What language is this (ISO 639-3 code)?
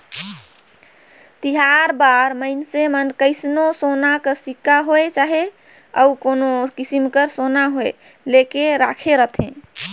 hne